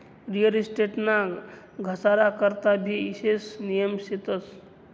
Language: Marathi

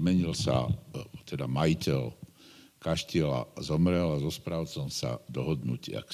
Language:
Slovak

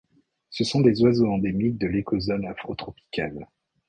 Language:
French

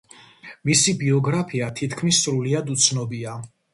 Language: Georgian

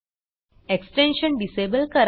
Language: Marathi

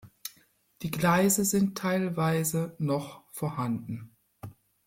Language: German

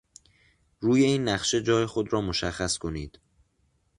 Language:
Persian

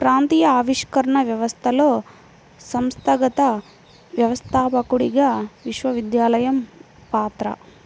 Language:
Telugu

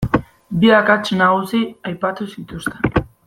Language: Basque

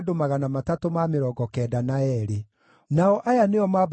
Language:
Kikuyu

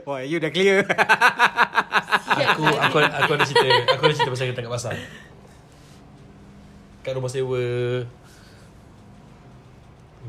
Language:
Malay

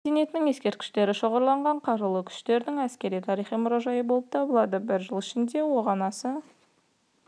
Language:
Kazakh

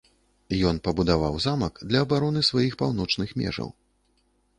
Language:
Belarusian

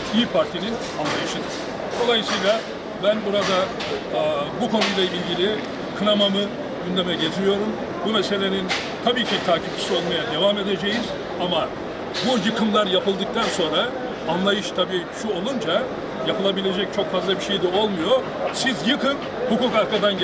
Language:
Turkish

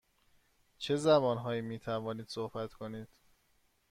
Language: Persian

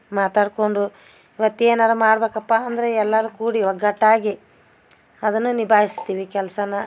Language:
Kannada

